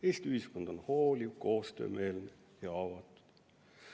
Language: Estonian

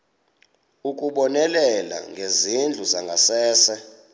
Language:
Xhosa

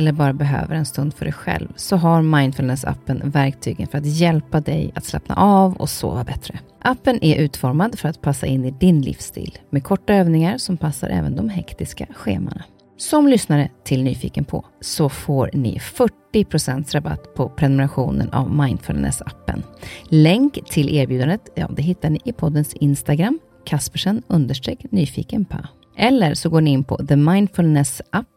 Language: Swedish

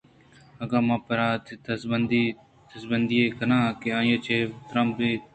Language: Eastern Balochi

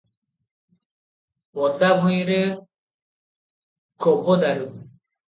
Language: Odia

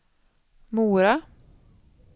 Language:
Swedish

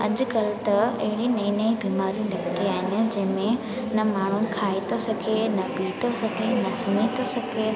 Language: Sindhi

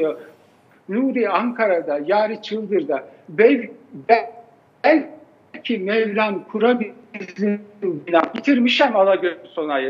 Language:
Turkish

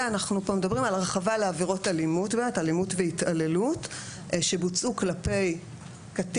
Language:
Hebrew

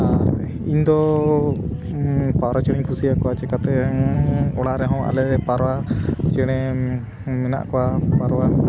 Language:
Santali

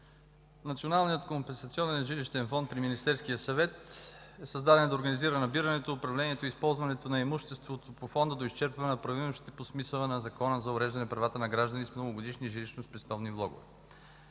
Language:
Bulgarian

